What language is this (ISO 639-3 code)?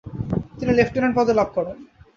ben